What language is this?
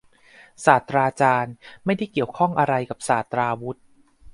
Thai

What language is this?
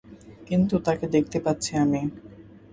Bangla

